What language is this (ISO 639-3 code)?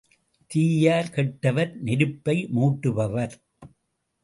tam